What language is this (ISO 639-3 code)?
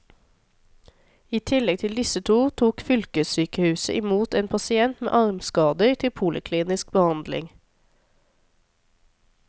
nor